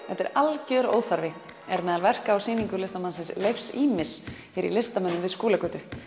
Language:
Icelandic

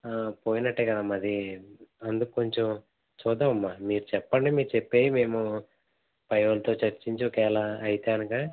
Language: Telugu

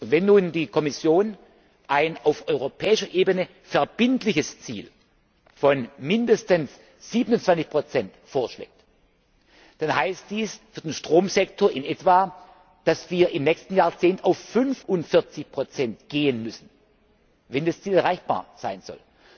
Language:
German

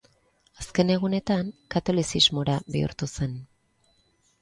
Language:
Basque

